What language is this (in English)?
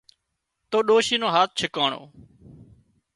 Wadiyara Koli